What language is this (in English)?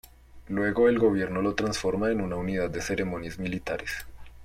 Spanish